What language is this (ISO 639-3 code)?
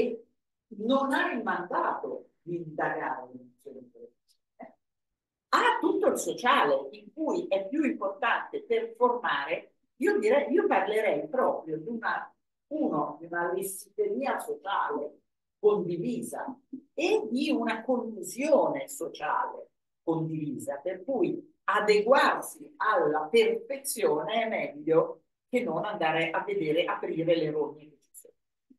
ita